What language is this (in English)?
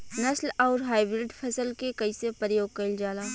Bhojpuri